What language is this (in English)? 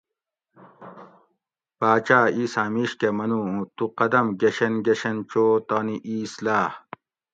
Gawri